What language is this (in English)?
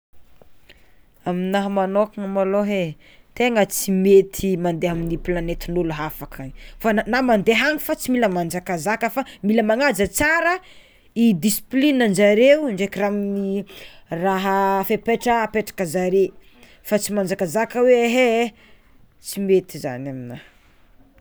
Tsimihety Malagasy